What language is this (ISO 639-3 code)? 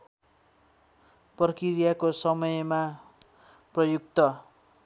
nep